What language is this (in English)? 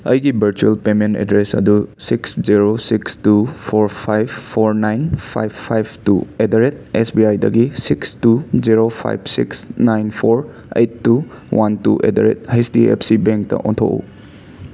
Manipuri